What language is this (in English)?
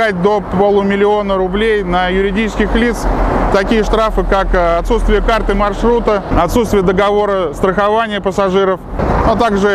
Russian